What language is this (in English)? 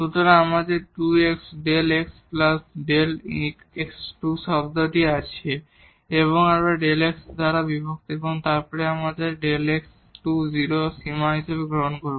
Bangla